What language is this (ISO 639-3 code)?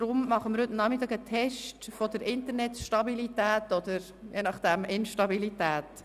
gsw